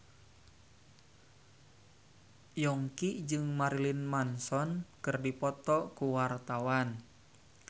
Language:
Sundanese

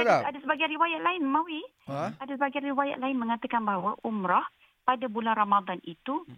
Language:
Malay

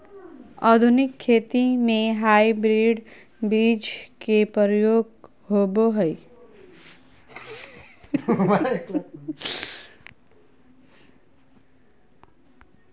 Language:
Magahi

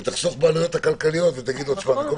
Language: Hebrew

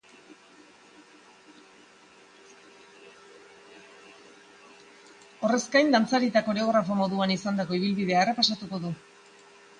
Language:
Basque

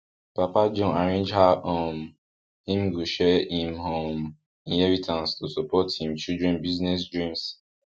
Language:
Nigerian Pidgin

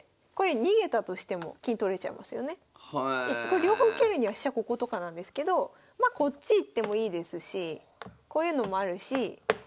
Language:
Japanese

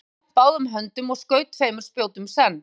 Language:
Icelandic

